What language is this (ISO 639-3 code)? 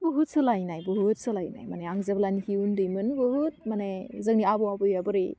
brx